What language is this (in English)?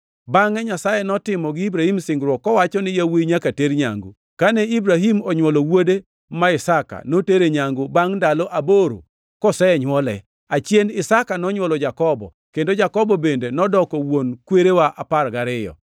Luo (Kenya and Tanzania)